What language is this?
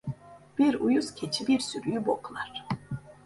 Turkish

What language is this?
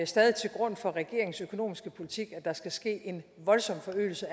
Danish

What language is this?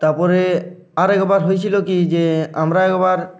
Bangla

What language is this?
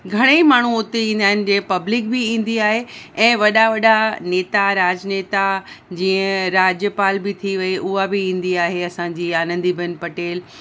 Sindhi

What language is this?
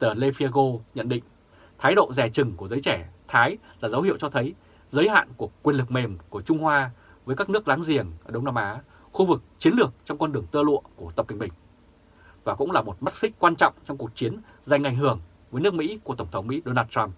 Vietnamese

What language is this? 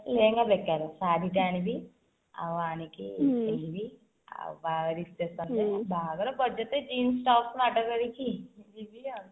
Odia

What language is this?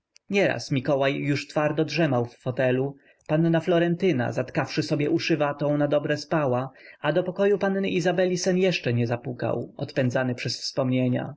Polish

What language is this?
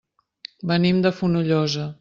Catalan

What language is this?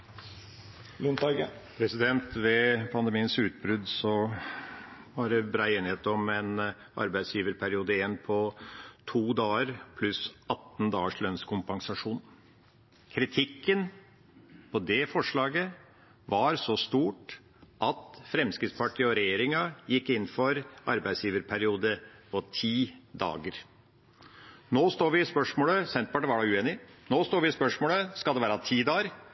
Norwegian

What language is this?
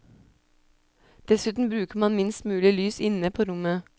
Norwegian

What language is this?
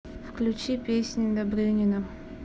Russian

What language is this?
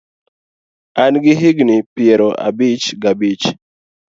Luo (Kenya and Tanzania)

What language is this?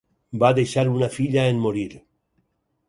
Catalan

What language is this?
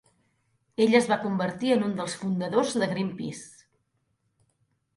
Catalan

